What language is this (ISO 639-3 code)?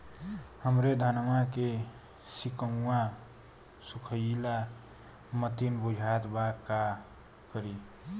bho